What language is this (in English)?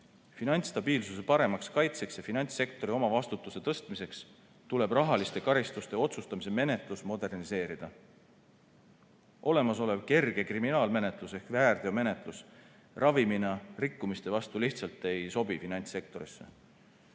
Estonian